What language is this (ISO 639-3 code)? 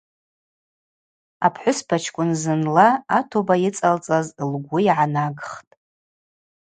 abq